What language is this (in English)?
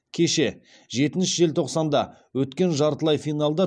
Kazakh